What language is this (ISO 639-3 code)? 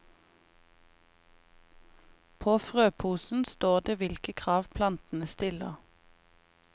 nor